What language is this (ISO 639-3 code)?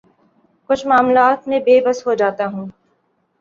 urd